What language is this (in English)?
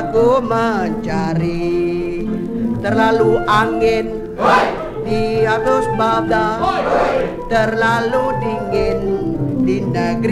Dutch